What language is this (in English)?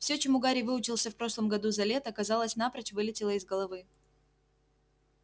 Russian